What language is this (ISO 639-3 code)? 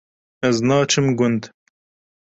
kur